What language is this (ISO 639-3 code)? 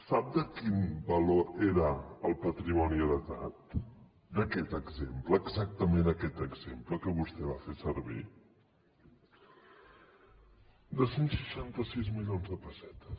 cat